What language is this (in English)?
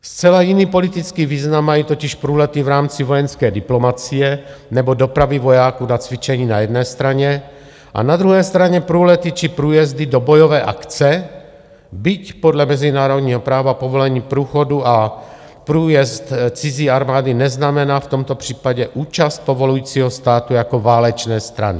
Czech